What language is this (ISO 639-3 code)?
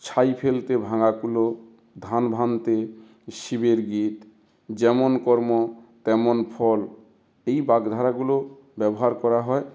ben